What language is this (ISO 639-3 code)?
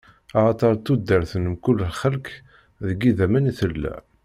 kab